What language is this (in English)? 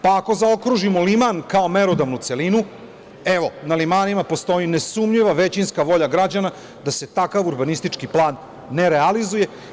Serbian